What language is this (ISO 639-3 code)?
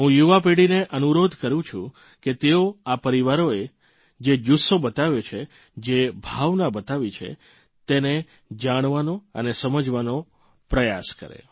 guj